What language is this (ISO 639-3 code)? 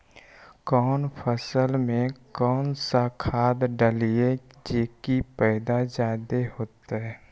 mag